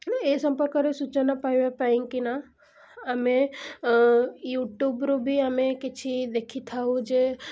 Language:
Odia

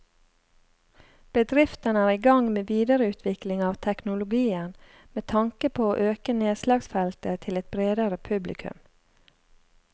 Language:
Norwegian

